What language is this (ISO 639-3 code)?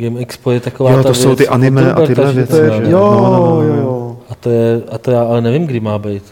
ces